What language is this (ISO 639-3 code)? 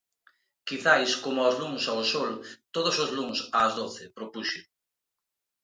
glg